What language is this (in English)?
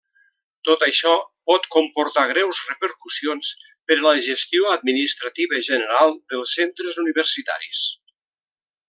Catalan